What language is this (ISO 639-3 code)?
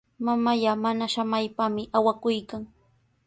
qws